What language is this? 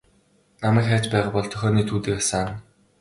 Mongolian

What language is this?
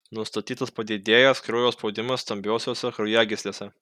Lithuanian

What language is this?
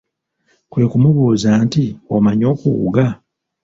Ganda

